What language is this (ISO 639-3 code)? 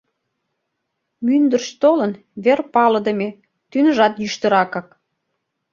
chm